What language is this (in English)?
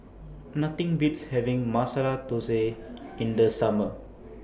English